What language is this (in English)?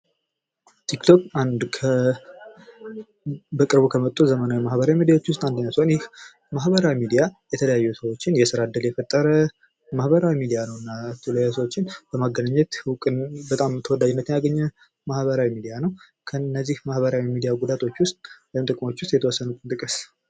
Amharic